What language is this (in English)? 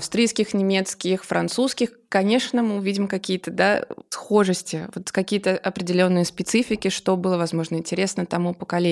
Russian